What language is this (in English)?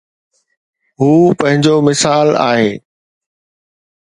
Sindhi